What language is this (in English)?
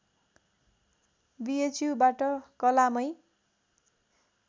Nepali